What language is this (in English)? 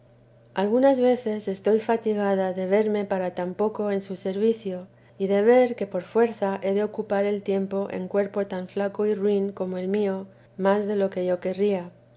Spanish